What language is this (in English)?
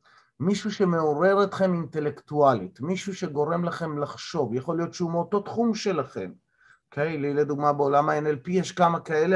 Hebrew